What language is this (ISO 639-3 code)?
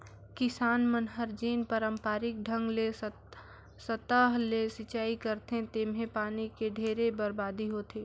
hne